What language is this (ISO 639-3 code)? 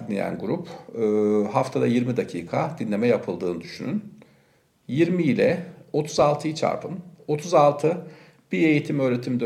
tur